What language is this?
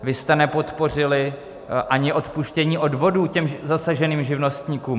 Czech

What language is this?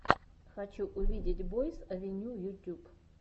Russian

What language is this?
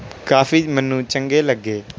Punjabi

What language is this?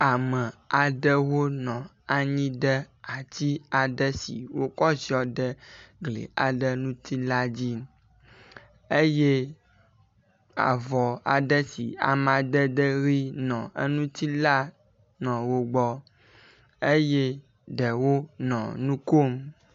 Ewe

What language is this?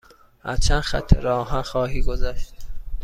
Persian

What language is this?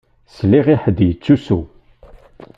Kabyle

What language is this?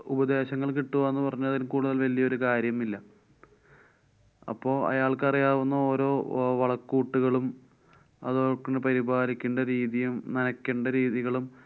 Malayalam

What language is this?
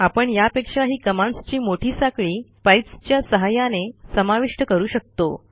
Marathi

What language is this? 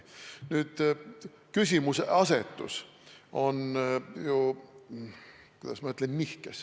Estonian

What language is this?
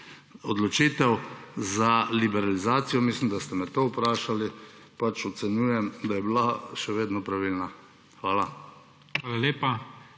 Slovenian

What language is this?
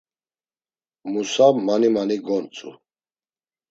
Laz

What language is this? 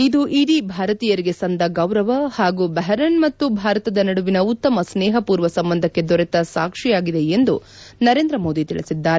Kannada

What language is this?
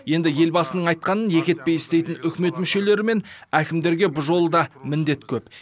Kazakh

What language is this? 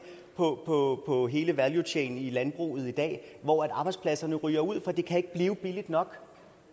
Danish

